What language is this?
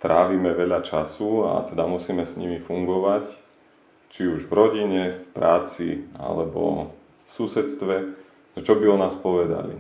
Slovak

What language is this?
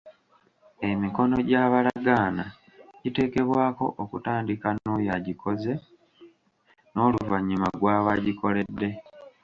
Ganda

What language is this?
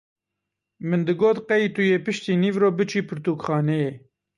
Kurdish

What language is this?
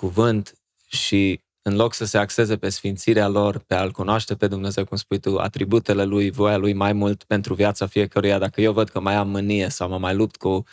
Romanian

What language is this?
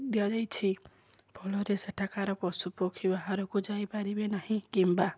Odia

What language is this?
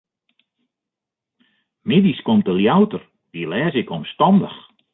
Western Frisian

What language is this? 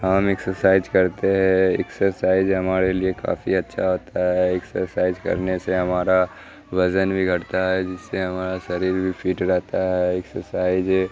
Urdu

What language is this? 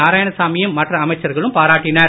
Tamil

